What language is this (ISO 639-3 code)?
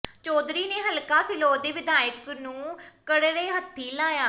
pan